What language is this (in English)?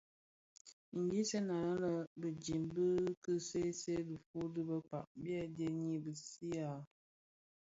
Bafia